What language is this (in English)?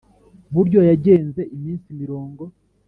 Kinyarwanda